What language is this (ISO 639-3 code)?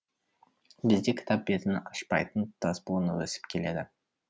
kaz